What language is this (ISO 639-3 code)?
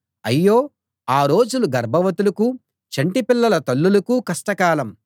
tel